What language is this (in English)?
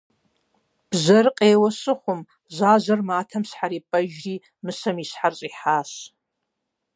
Kabardian